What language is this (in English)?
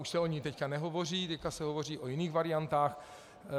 Czech